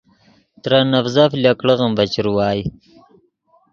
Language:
Yidgha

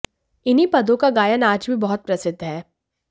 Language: Hindi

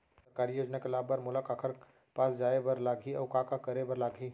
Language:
Chhattisgarhi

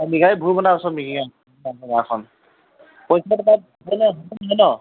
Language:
Assamese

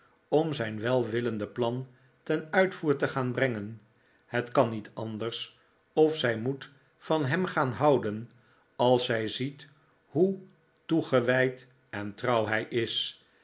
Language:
Dutch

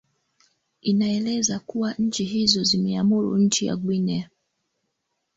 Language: Swahili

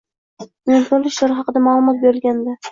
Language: Uzbek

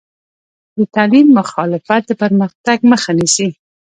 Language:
Pashto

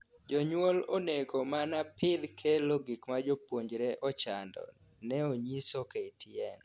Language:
Luo (Kenya and Tanzania)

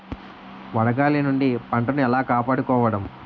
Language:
Telugu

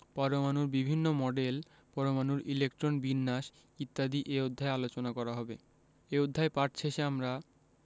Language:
Bangla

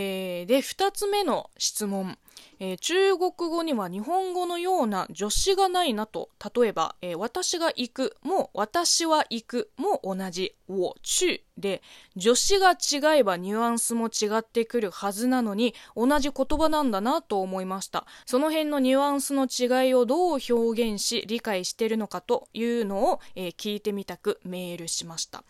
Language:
Japanese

